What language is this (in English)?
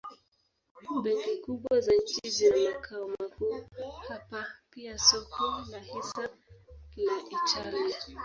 Swahili